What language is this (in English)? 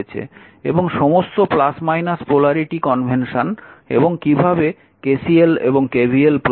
Bangla